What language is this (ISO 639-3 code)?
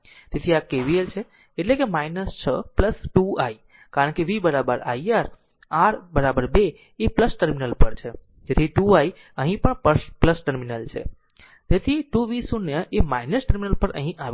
guj